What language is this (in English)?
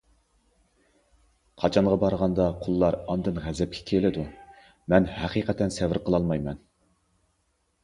Uyghur